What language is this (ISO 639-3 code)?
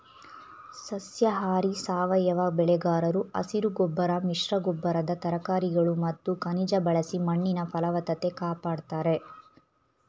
kan